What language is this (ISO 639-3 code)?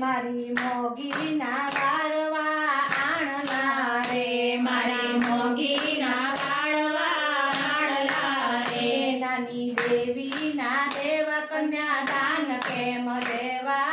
ron